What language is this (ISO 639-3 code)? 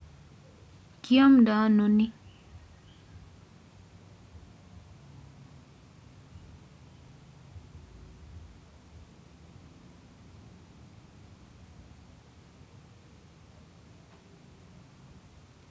kln